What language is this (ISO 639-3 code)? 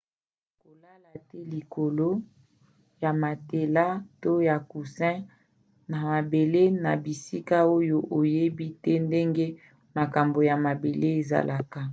lin